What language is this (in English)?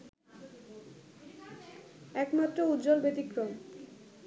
Bangla